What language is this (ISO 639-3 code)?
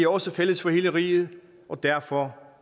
dan